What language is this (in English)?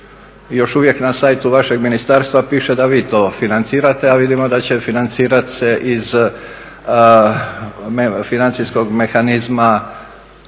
Croatian